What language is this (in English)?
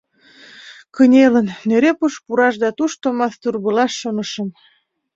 Mari